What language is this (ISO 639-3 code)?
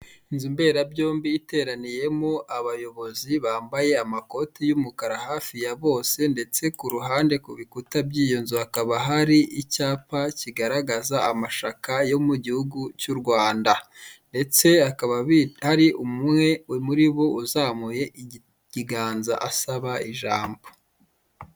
kin